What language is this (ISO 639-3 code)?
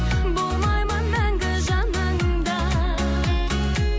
kaz